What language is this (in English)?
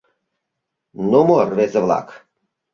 Mari